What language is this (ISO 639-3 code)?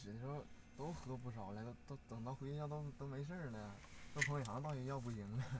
zho